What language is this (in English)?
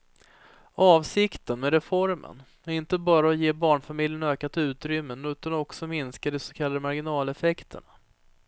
Swedish